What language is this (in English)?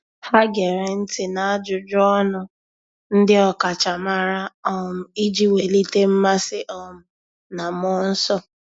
Igbo